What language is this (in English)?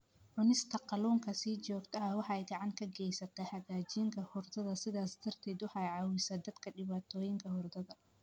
Somali